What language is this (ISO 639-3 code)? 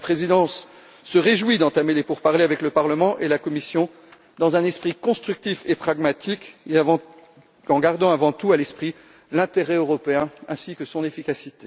fra